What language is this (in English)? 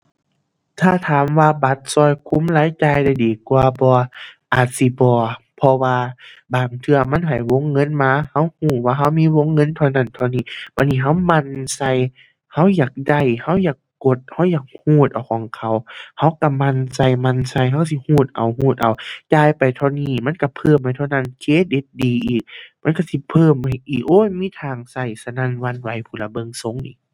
Thai